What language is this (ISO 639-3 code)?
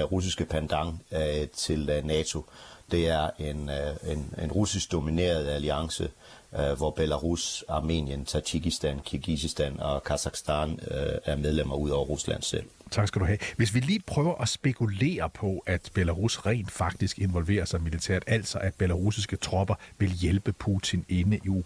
dan